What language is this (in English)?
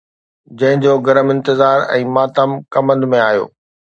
Sindhi